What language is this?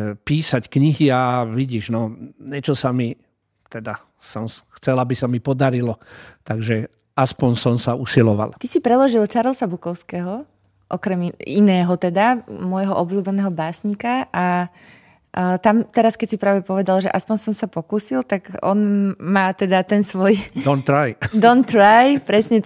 Slovak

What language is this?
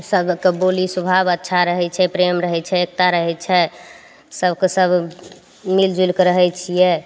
Maithili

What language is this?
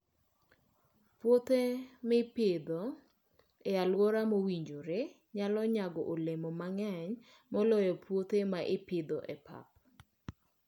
Luo (Kenya and Tanzania)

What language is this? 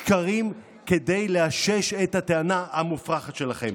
Hebrew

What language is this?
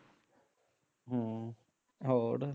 Punjabi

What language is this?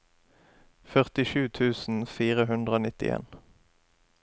Norwegian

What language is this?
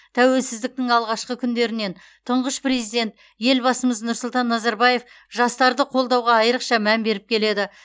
Kazakh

